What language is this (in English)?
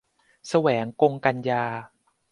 Thai